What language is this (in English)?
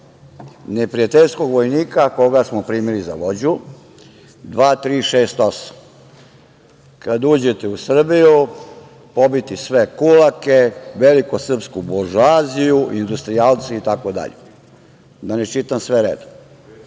Serbian